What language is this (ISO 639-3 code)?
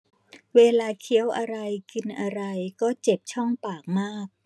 tha